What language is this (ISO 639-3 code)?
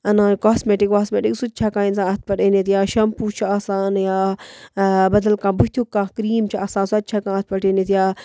kas